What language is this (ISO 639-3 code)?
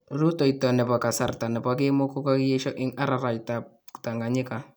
kln